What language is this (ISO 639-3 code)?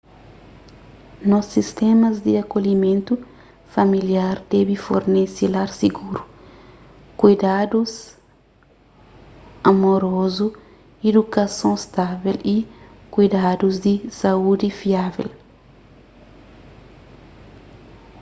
kea